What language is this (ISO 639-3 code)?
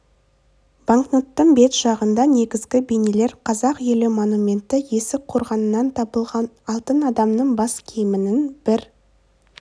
kaz